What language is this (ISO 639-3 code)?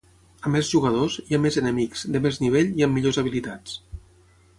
cat